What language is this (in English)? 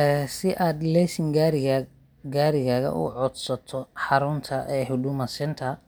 Somali